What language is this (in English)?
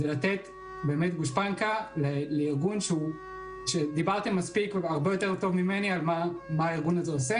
Hebrew